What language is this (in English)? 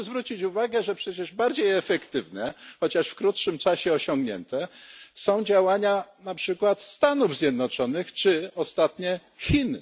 Polish